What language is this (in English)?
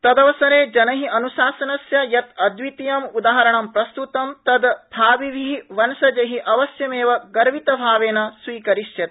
Sanskrit